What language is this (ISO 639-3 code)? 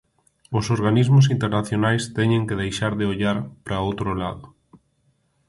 glg